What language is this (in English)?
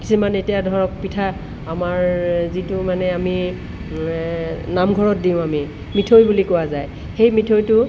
Assamese